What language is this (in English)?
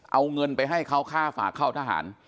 Thai